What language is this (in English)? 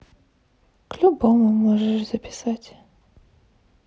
Russian